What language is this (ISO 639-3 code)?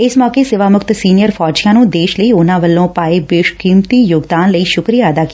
pan